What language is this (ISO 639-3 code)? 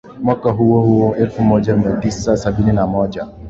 swa